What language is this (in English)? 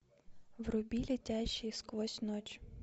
Russian